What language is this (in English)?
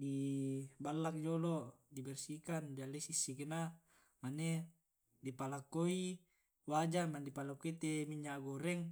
Tae'